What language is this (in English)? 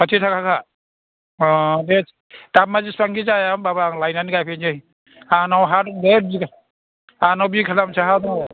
Bodo